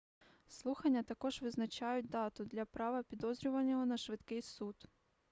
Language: Ukrainian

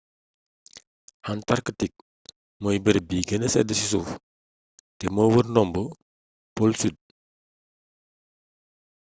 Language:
Wolof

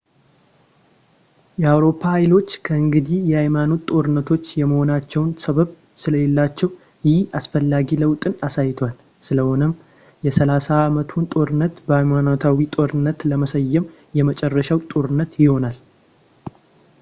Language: Amharic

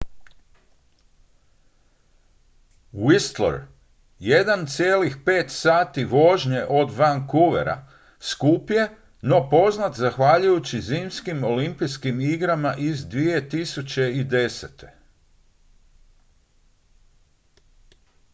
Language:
Croatian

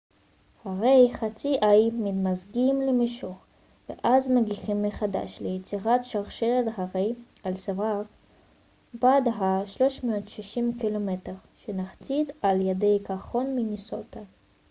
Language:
Hebrew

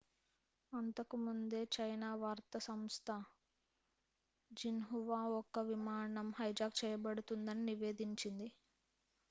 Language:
Telugu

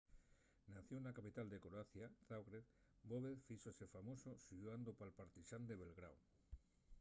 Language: Asturian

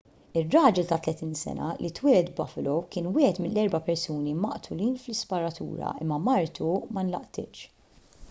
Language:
Maltese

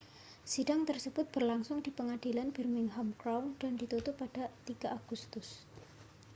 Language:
Indonesian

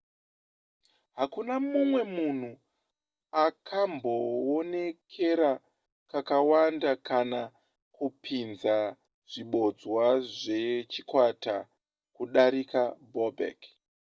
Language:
Shona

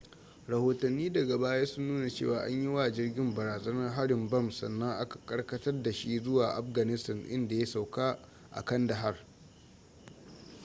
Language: Hausa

